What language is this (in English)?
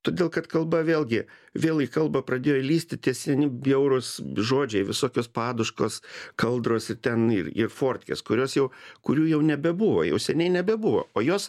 Lithuanian